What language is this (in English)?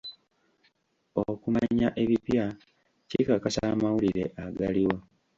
Ganda